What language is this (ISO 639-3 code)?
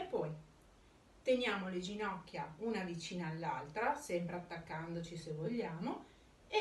ita